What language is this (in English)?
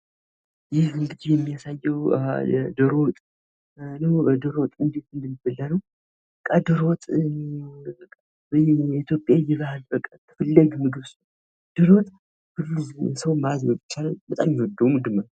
Amharic